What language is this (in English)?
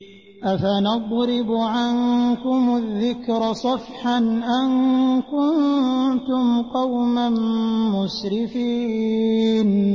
Arabic